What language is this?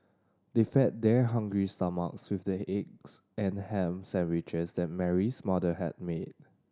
English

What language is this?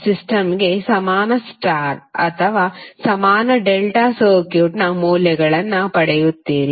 Kannada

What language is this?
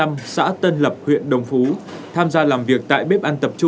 Vietnamese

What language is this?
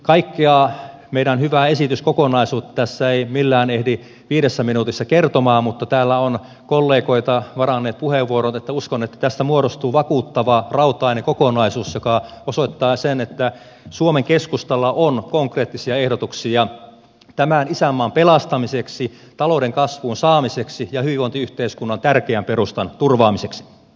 Finnish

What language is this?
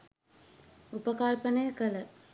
Sinhala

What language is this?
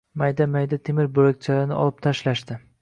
Uzbek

